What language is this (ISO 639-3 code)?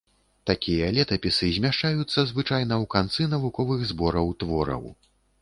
bel